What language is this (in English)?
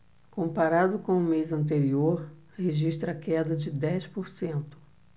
Portuguese